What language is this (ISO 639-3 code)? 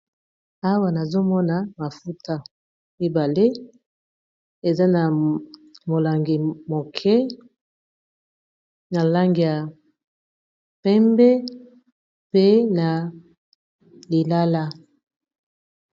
lin